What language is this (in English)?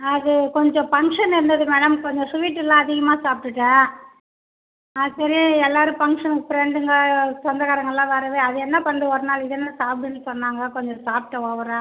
Tamil